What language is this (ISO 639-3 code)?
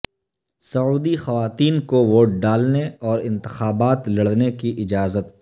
urd